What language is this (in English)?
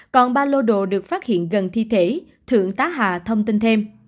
Vietnamese